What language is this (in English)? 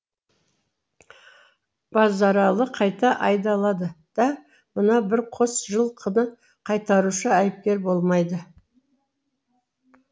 Kazakh